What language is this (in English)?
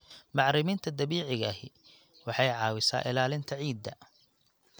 Somali